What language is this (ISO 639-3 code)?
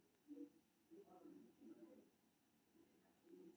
mai